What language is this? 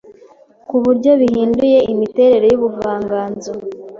Kinyarwanda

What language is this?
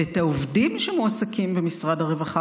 Hebrew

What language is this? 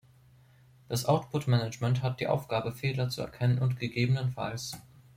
German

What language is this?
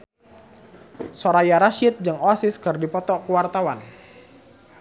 Sundanese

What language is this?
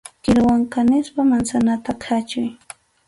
Arequipa-La Unión Quechua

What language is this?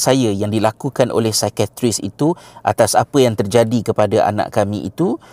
Malay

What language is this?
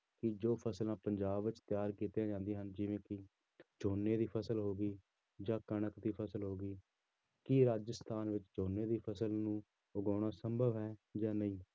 Punjabi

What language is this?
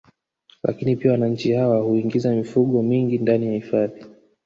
Swahili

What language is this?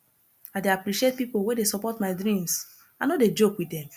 Nigerian Pidgin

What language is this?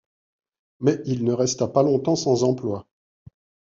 French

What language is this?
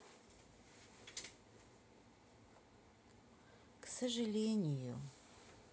Russian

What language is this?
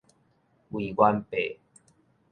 Min Nan Chinese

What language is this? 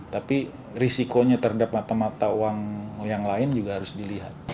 Indonesian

